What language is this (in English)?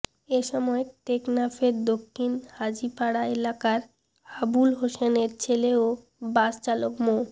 Bangla